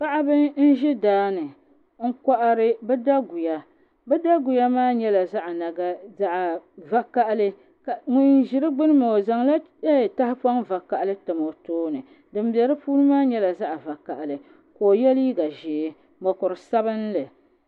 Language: Dagbani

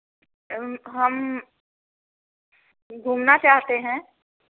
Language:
Hindi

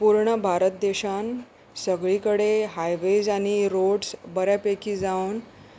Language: Konkani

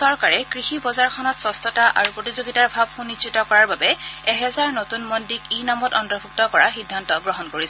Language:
Assamese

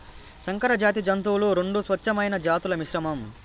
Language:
Telugu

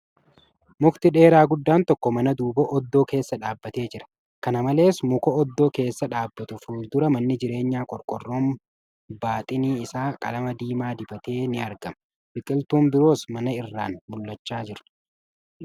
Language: Oromo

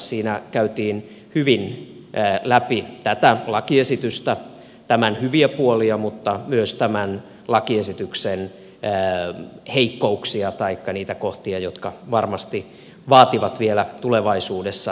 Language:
Finnish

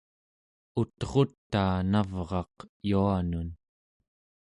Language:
Central Yupik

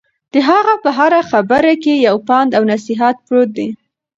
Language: Pashto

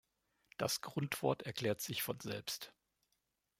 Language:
German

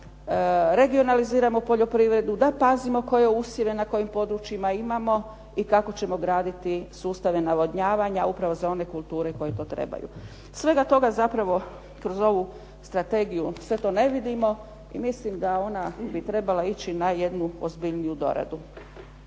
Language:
Croatian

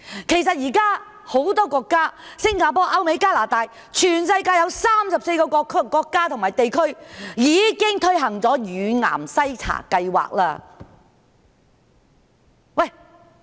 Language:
Cantonese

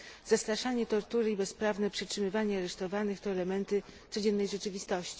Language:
Polish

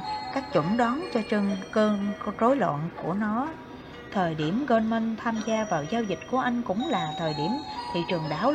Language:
Vietnamese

